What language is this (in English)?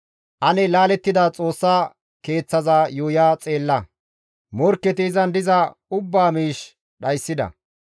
Gamo